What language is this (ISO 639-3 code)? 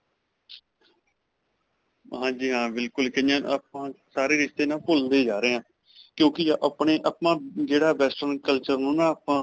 pan